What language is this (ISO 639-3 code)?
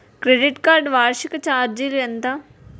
tel